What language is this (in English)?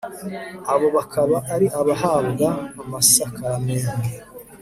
Kinyarwanda